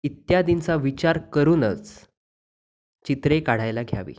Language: Marathi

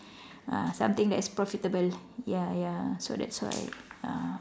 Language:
English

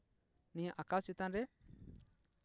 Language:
Santali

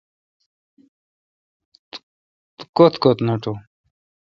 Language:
Kalkoti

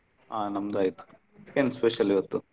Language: Kannada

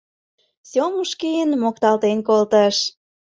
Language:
Mari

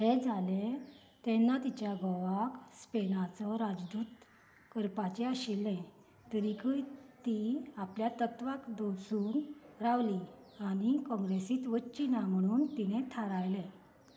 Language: Konkani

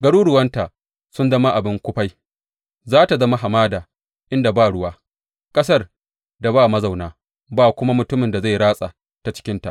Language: Hausa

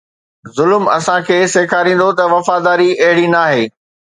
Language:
Sindhi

